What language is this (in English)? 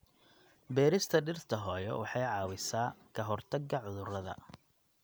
Somali